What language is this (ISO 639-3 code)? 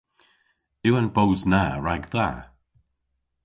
cor